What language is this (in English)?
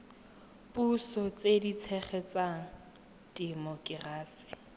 Tswana